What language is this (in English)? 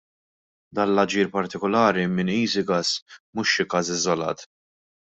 Maltese